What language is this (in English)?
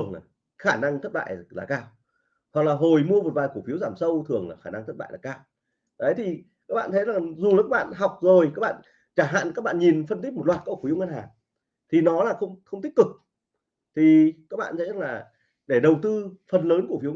Vietnamese